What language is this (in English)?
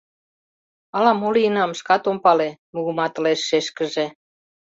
Mari